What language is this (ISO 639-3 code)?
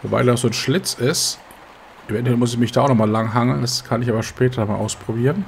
deu